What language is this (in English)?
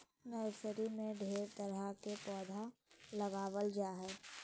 Magahi